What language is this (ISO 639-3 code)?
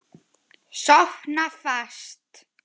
isl